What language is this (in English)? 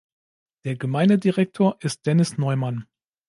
German